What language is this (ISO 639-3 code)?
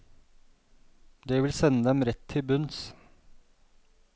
nor